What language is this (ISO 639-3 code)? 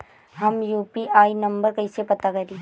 bho